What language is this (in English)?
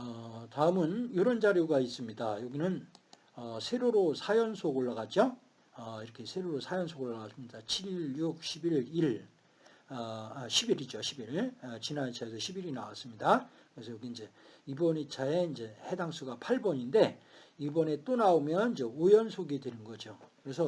Korean